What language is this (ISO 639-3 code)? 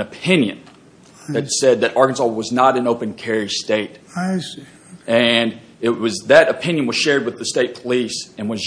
eng